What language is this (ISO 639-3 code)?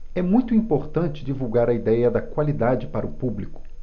por